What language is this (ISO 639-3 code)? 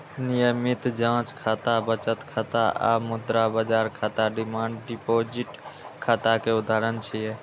mai